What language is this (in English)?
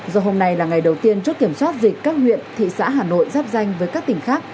Vietnamese